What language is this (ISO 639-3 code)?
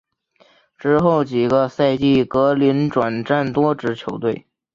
zho